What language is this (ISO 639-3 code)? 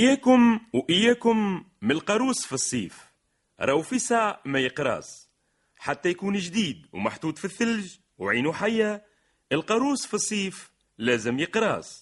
ara